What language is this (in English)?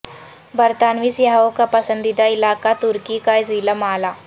Urdu